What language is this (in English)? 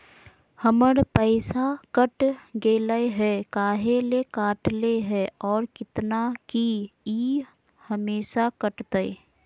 Magahi